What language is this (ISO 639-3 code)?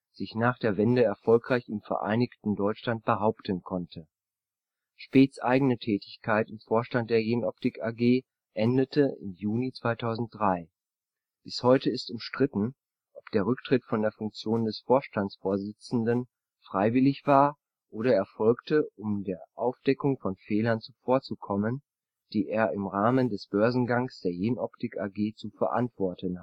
deu